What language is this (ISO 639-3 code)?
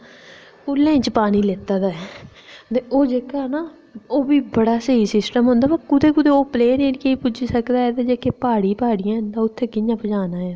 doi